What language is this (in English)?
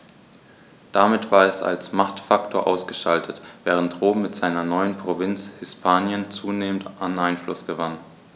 German